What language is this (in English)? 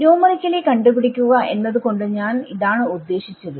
Malayalam